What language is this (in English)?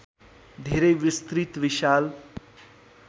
Nepali